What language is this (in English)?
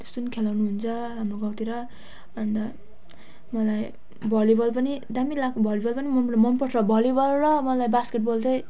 Nepali